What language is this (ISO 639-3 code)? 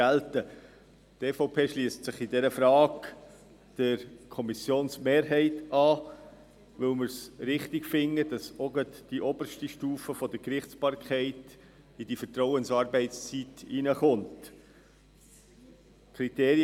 gsw